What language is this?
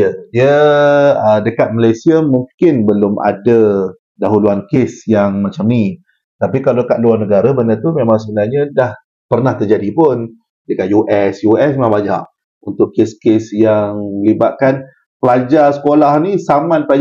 Malay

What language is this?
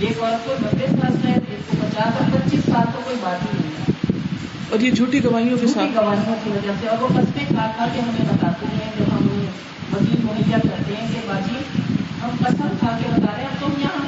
Urdu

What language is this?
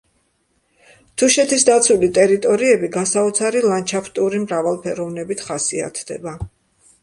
Georgian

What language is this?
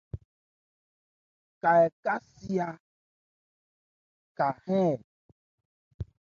Ebrié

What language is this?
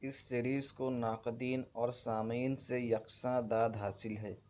Urdu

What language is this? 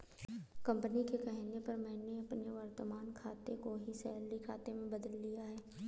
Hindi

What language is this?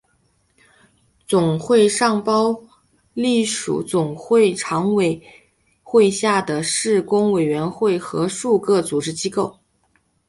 Chinese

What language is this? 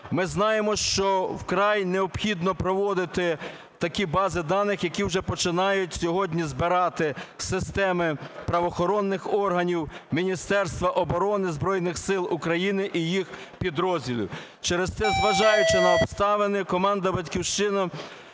Ukrainian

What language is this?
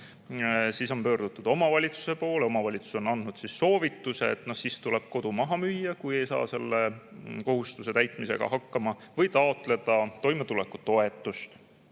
Estonian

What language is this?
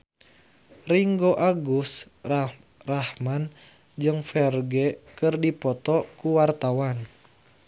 Sundanese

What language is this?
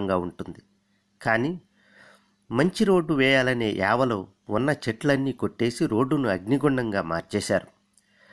Telugu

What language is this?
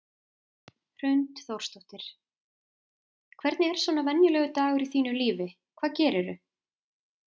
Icelandic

